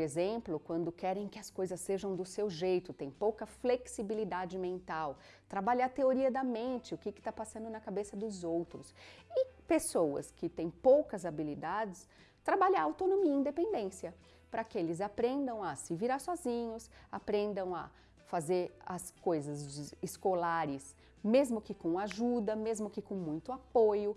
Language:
Portuguese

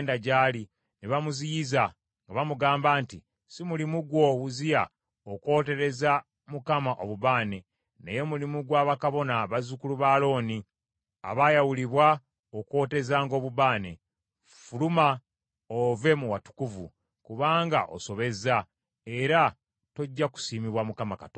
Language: Ganda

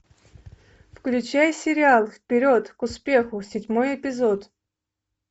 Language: Russian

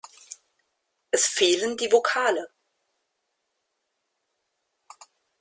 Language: German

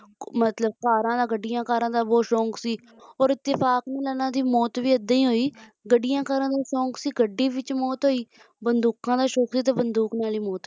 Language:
Punjabi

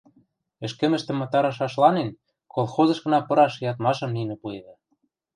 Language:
Western Mari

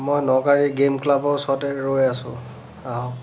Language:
Assamese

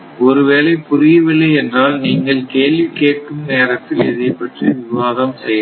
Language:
Tamil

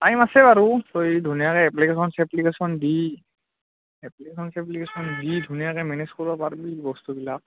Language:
Assamese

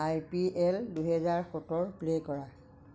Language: Assamese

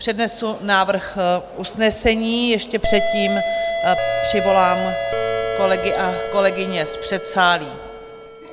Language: Czech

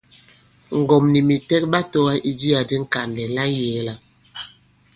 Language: Bankon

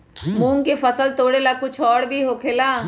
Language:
Magahi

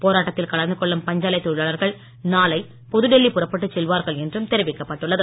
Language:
Tamil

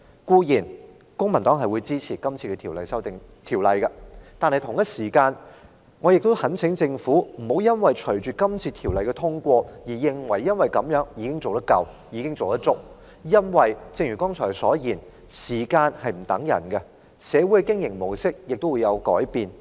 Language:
Cantonese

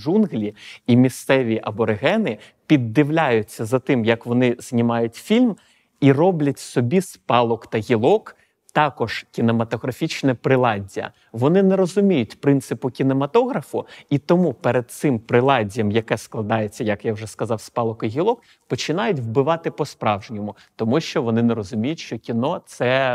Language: Ukrainian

